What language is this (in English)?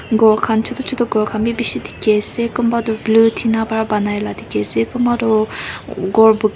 Naga Pidgin